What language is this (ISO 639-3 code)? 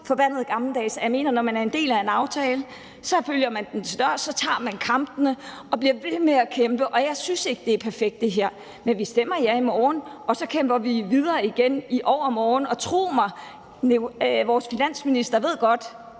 dan